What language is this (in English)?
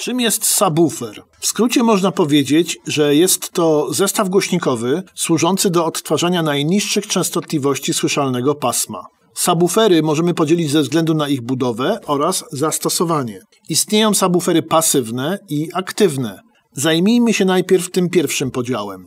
Polish